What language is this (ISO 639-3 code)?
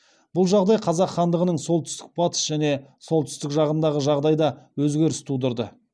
kaz